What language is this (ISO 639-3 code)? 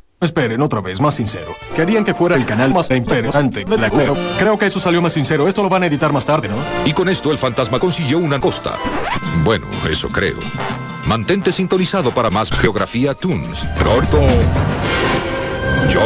spa